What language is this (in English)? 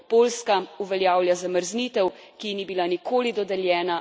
Slovenian